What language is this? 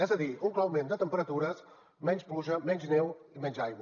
Catalan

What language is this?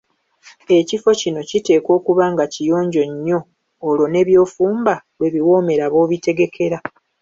Ganda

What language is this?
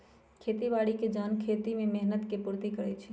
Magahi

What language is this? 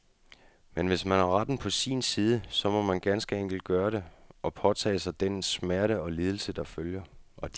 Danish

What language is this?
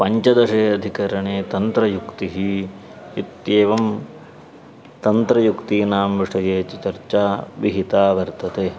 Sanskrit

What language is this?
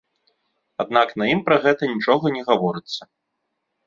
Belarusian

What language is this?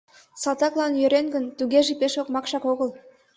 Mari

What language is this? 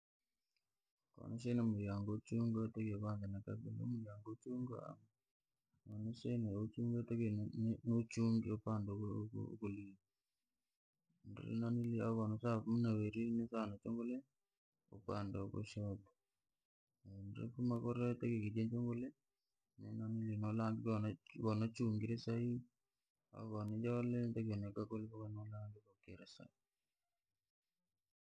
Langi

